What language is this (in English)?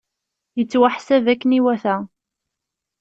Kabyle